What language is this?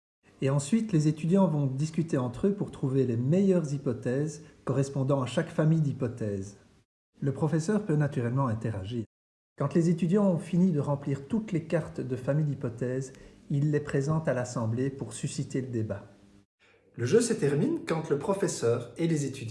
French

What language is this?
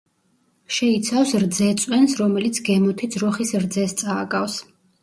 Georgian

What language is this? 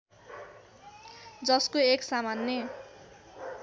Nepali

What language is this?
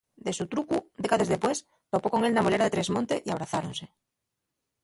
Asturian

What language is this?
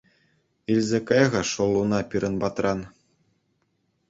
Chuvash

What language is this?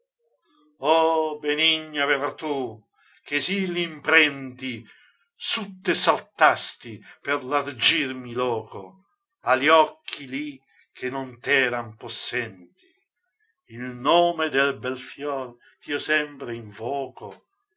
Italian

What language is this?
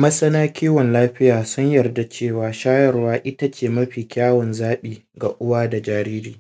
Hausa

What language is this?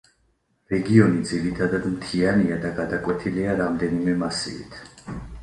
Georgian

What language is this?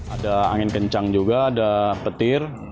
Indonesian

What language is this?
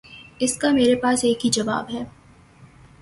Urdu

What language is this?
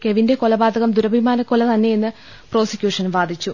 Malayalam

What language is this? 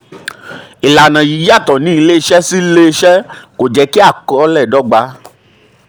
Yoruba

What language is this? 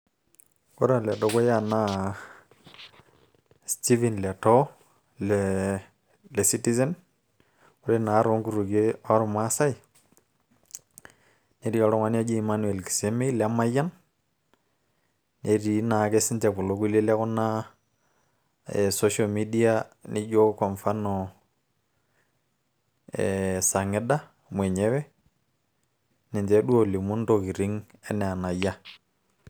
Masai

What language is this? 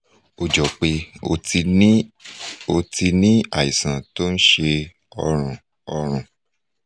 Yoruba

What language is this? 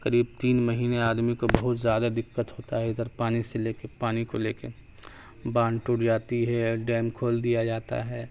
Urdu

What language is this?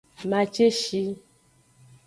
Aja (Benin)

